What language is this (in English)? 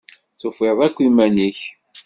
Kabyle